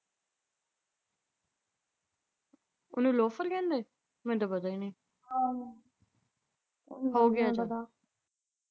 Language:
Punjabi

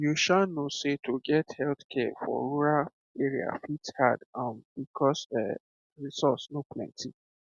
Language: Nigerian Pidgin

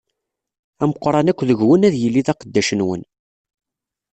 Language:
Kabyle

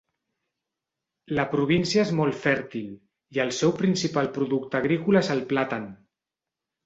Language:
Catalan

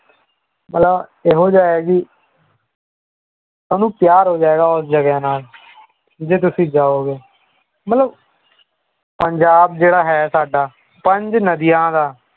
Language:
Punjabi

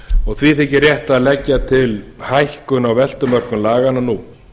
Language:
Icelandic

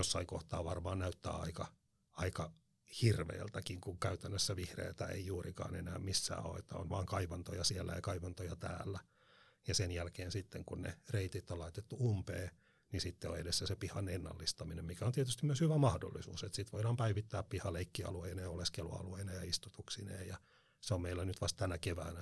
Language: Finnish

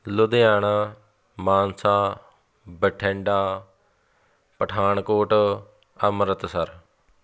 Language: Punjabi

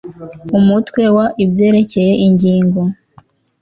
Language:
Kinyarwanda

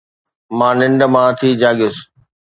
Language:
Sindhi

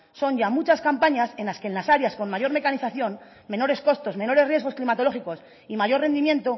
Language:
Spanish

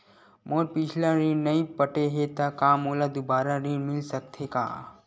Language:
Chhattisgarhi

